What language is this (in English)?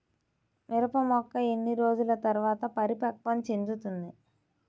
Telugu